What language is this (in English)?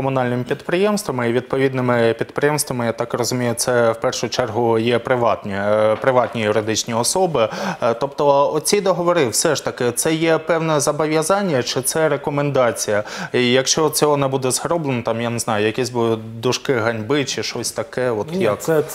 Ukrainian